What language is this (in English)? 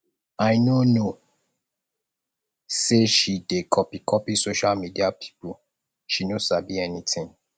Nigerian Pidgin